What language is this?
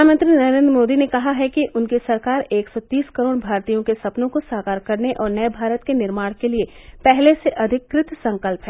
Hindi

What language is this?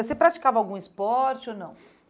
Portuguese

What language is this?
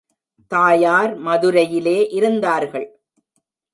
Tamil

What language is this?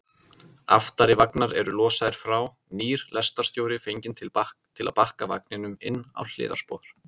Icelandic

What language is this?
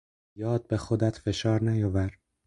Persian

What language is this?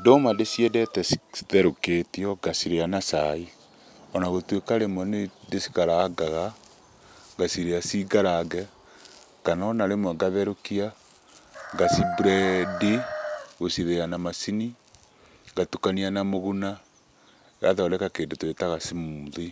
Kikuyu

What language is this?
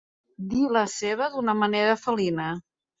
Catalan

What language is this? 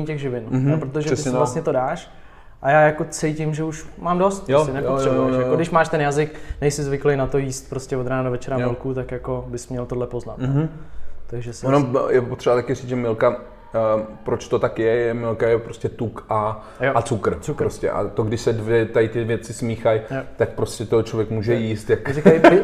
Czech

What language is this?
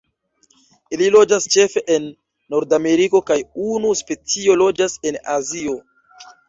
Esperanto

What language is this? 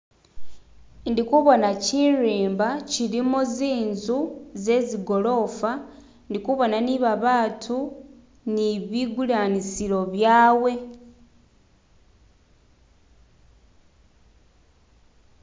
Masaaba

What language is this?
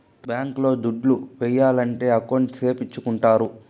Telugu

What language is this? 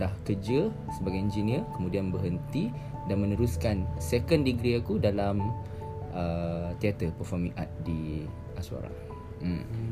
Malay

